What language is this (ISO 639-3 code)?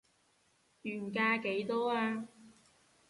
yue